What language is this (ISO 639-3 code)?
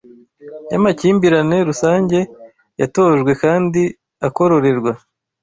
kin